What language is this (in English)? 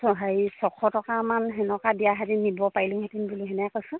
Assamese